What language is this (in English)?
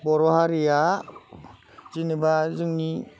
Bodo